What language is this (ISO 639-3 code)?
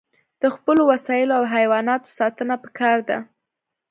pus